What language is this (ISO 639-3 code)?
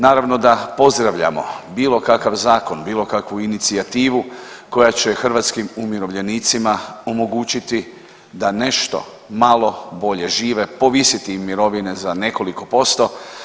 hrv